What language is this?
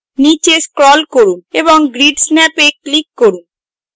Bangla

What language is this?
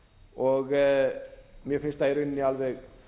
Icelandic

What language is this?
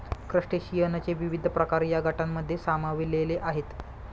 Marathi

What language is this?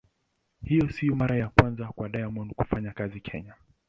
Swahili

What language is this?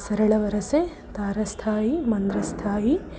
Sanskrit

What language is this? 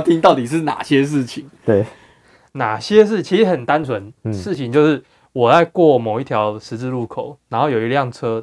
Chinese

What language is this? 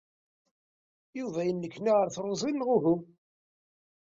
Kabyle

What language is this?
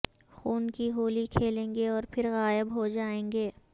Urdu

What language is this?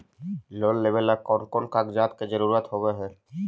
Magahi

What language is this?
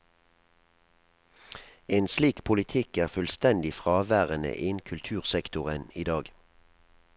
Norwegian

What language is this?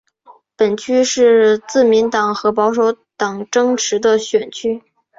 Chinese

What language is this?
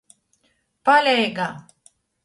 Latgalian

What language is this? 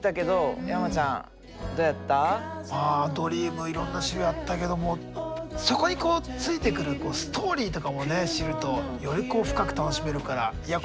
Japanese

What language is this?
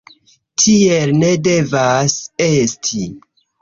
Esperanto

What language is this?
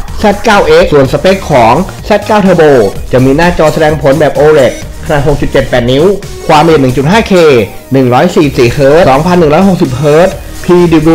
Thai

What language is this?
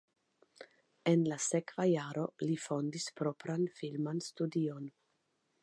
Esperanto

